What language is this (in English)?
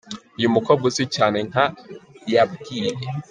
Kinyarwanda